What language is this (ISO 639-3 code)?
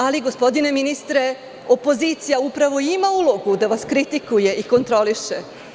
srp